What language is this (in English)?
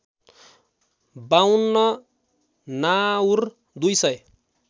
Nepali